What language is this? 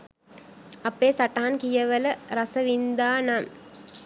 Sinhala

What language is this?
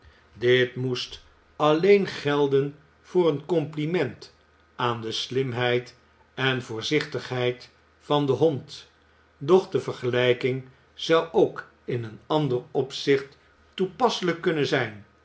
Dutch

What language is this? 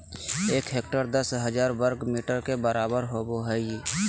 Magahi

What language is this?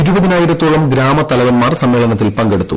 Malayalam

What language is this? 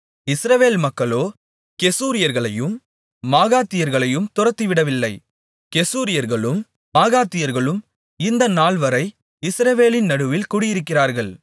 Tamil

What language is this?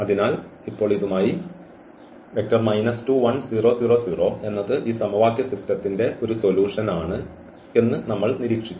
Malayalam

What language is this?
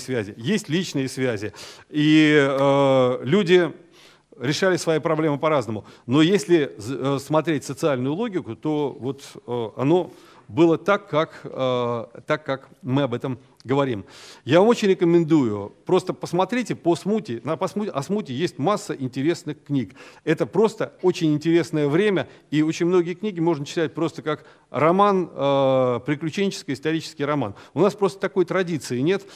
Russian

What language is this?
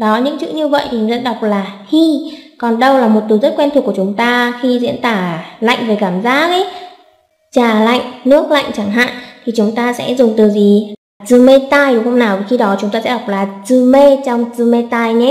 Vietnamese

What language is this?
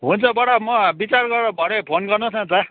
Nepali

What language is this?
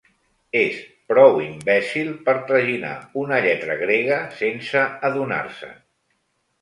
Catalan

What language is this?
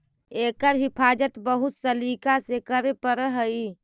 Magahi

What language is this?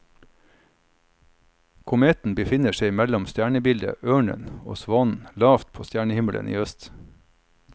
Norwegian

